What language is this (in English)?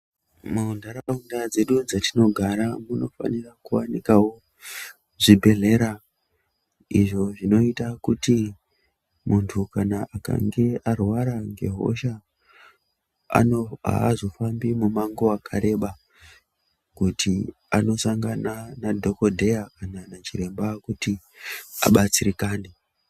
Ndau